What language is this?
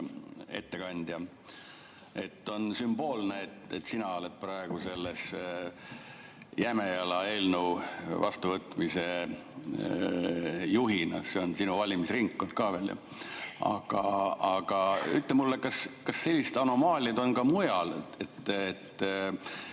Estonian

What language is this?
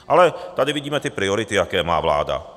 Czech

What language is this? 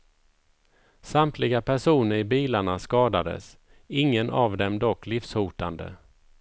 Swedish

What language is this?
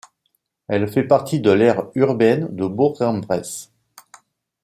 French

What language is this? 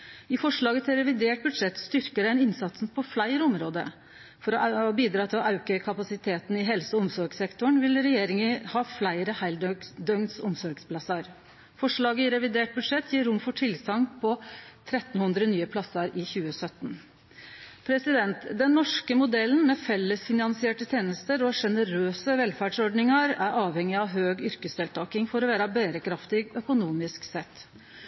Norwegian Nynorsk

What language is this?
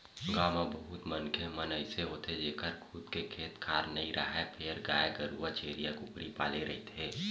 Chhattisgarhi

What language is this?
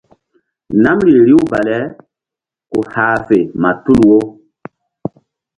Mbum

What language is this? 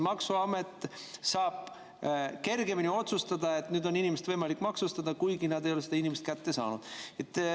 Estonian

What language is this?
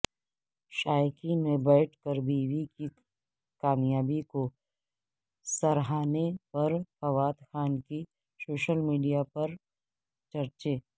Urdu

